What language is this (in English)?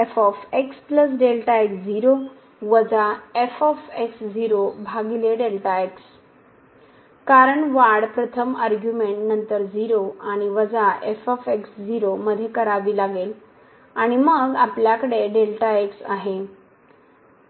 Marathi